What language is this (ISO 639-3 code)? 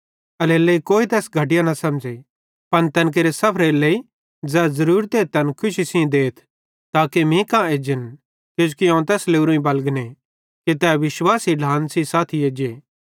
bhd